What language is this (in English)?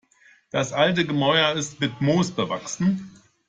German